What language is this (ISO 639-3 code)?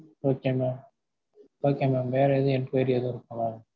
tam